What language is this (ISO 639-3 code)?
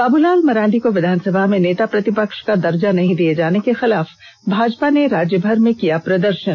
hin